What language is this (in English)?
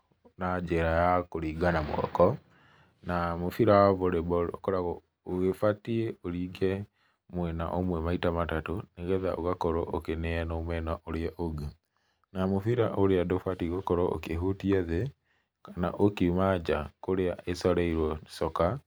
Kikuyu